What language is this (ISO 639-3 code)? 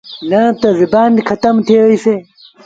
sbn